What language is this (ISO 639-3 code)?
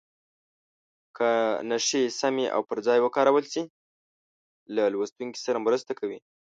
pus